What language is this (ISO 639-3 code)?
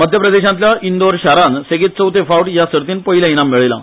kok